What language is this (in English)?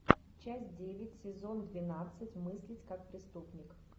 Russian